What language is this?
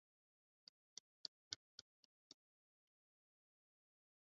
Swahili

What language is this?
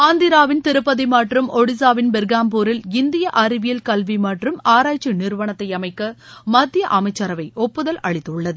Tamil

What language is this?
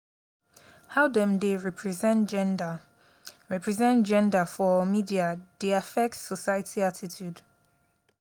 Nigerian Pidgin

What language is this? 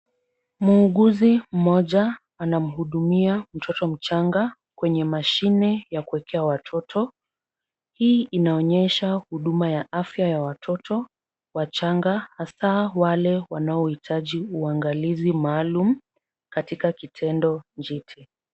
Swahili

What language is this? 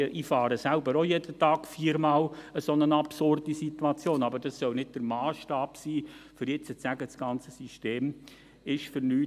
Swiss German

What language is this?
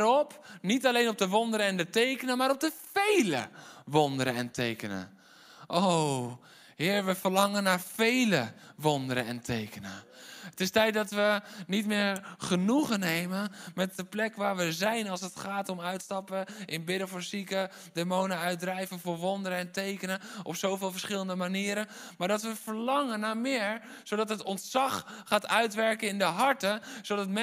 Dutch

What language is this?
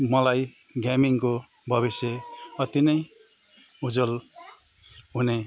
Nepali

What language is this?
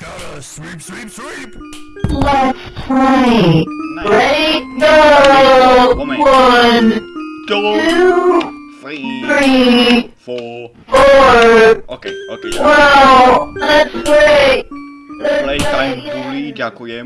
English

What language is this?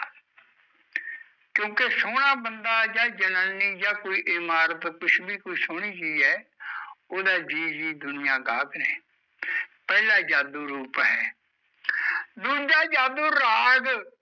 Punjabi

